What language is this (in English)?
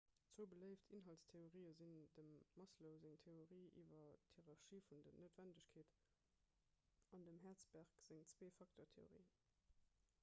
Luxembourgish